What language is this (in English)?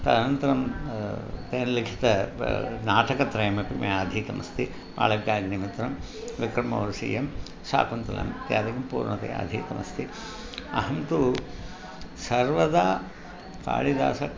Sanskrit